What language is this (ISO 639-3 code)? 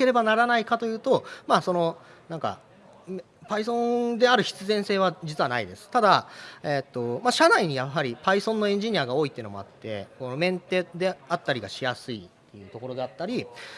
jpn